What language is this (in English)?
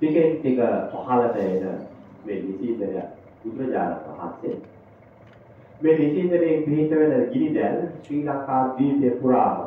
Thai